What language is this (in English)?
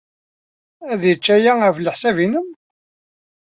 Kabyle